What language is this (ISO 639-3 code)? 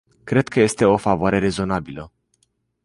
ron